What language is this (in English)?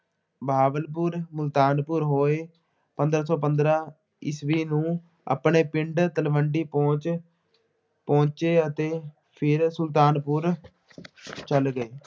Punjabi